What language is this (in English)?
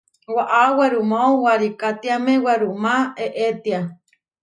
Huarijio